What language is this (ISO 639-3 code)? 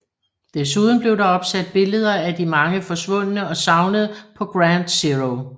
dan